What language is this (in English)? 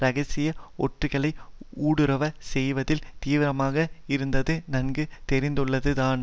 Tamil